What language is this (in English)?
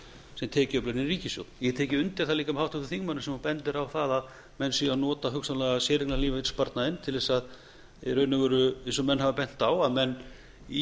Icelandic